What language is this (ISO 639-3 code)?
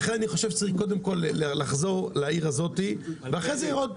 heb